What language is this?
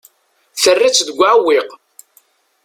Kabyle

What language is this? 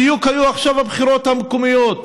Hebrew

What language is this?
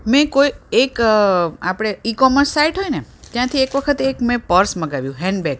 Gujarati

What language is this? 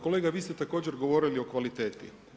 Croatian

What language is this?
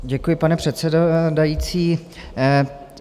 Czech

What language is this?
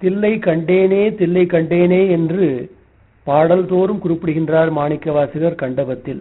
Tamil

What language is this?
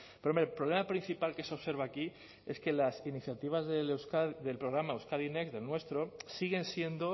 Spanish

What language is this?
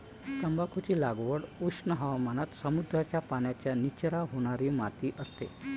Marathi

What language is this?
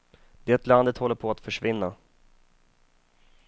Swedish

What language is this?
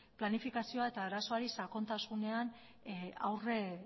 Basque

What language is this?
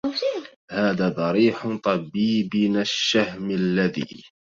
Arabic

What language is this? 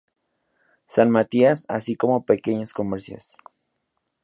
Spanish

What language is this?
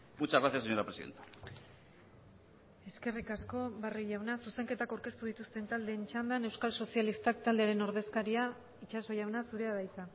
Basque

